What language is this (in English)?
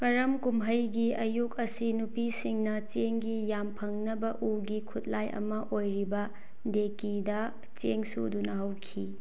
Manipuri